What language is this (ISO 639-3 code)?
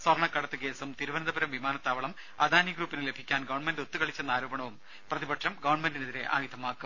mal